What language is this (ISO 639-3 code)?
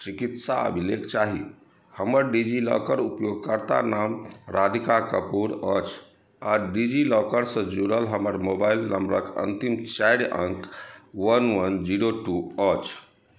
mai